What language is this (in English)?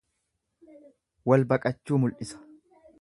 Oromo